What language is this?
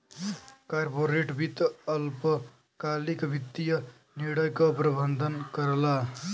Bhojpuri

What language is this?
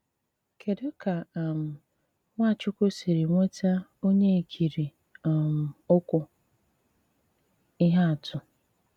Igbo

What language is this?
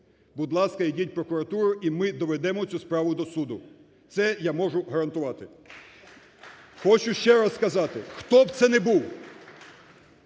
Ukrainian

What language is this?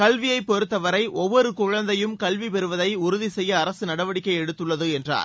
Tamil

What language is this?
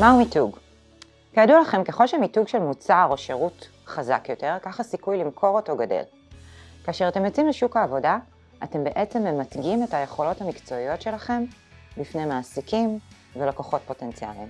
Hebrew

